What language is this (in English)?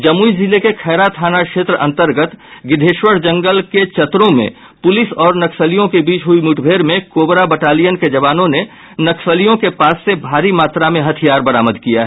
Hindi